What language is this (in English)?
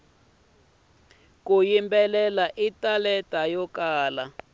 Tsonga